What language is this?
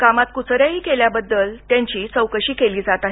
Marathi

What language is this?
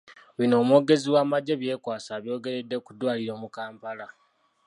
Ganda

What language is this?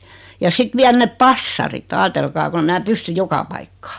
Finnish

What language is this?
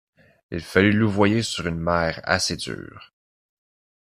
French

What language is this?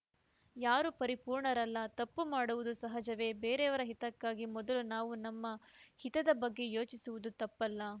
Kannada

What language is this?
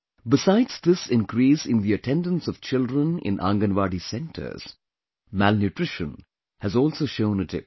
English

